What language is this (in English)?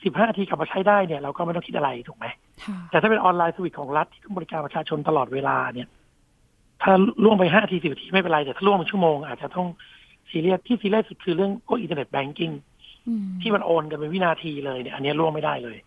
Thai